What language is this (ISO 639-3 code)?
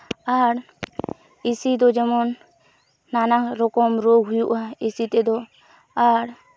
sat